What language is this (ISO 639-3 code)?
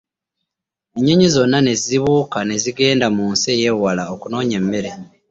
lug